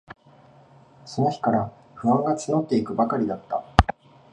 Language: Japanese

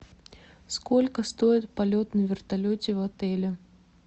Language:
Russian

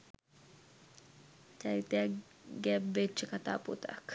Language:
Sinhala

